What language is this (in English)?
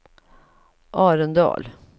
Swedish